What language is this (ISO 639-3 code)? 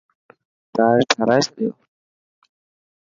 mki